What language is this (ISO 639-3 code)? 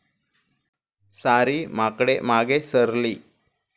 mar